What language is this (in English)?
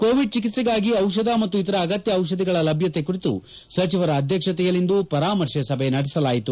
Kannada